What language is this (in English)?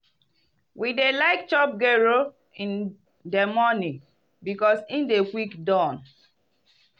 Nigerian Pidgin